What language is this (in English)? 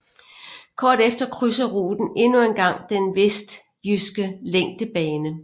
Danish